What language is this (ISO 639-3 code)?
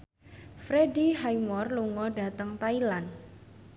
jav